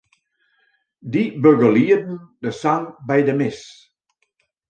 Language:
Western Frisian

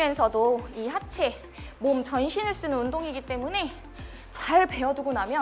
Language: Korean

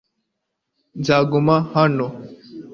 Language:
Kinyarwanda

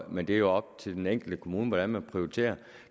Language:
Danish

